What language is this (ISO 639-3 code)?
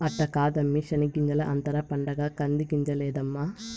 tel